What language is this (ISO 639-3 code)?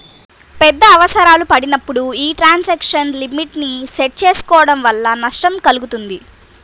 tel